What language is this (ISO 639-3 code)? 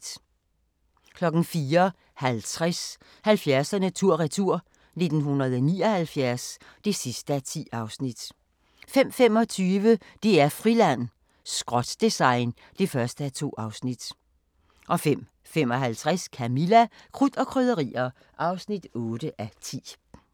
dan